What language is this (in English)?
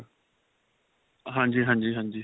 Punjabi